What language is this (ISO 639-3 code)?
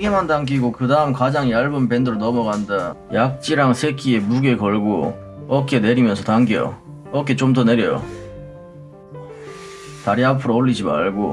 kor